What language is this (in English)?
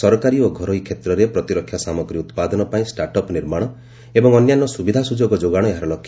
Odia